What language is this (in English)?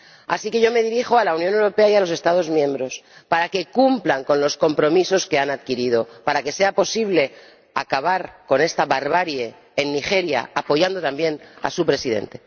Spanish